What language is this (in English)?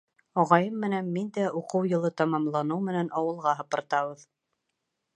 Bashkir